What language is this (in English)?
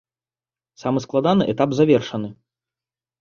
Belarusian